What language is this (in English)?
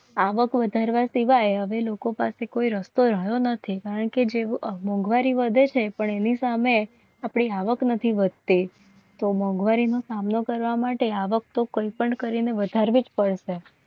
Gujarati